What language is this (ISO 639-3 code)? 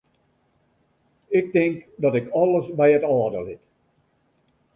fry